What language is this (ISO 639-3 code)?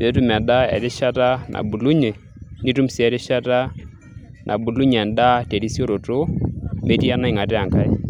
mas